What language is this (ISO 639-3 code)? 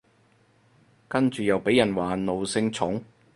yue